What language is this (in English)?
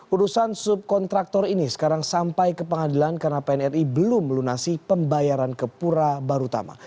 Indonesian